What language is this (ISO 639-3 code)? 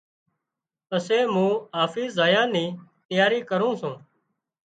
kxp